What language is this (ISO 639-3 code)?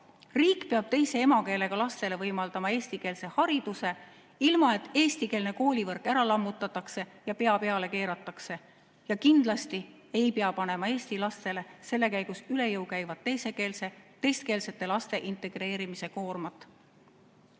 est